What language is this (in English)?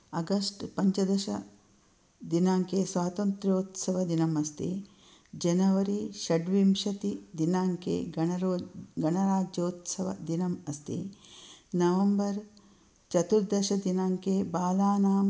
Sanskrit